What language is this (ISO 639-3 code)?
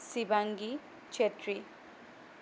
asm